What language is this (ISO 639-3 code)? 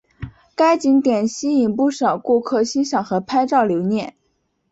zho